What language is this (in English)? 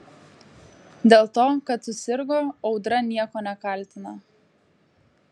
Lithuanian